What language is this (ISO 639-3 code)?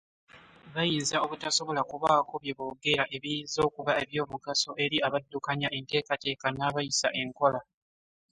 lug